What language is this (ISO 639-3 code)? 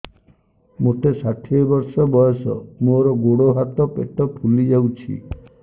ori